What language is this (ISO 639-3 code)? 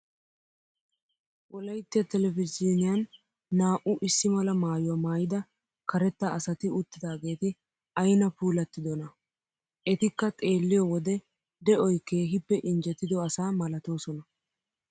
wal